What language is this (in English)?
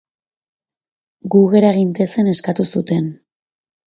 Basque